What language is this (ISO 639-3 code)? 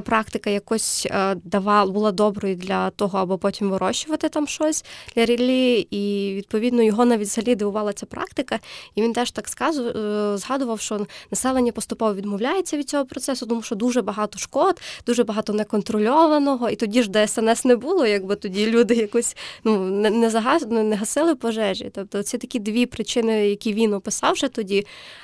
ukr